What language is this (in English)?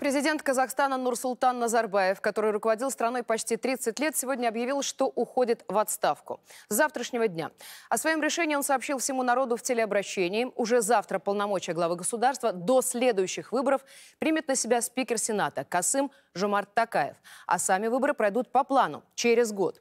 Russian